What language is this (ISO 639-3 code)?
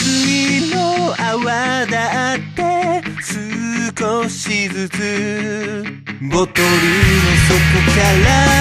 jpn